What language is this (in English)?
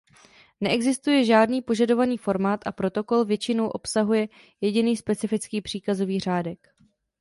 Czech